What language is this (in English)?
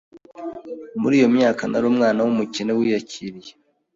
Kinyarwanda